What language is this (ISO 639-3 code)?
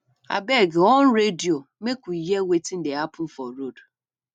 pcm